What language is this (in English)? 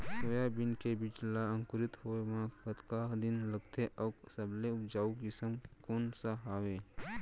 Chhattisgarhi